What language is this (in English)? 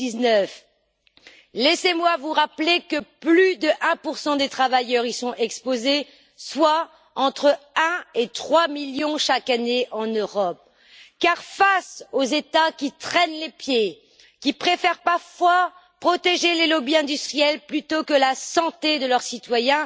French